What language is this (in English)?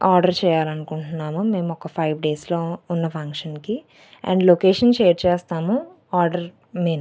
Telugu